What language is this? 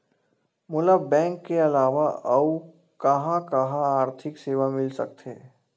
Chhattisgarhi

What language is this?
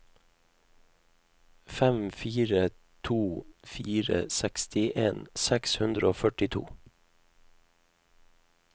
Norwegian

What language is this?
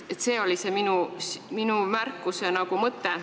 Estonian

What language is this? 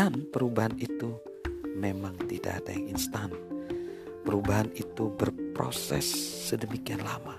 Indonesian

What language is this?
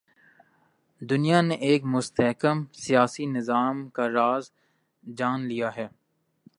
Urdu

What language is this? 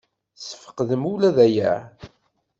Kabyle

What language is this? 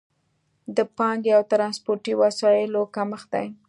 Pashto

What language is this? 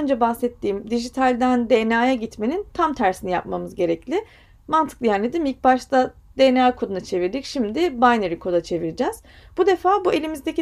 Turkish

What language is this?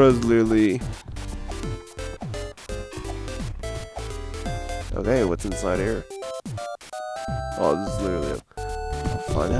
English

